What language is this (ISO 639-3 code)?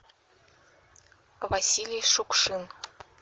rus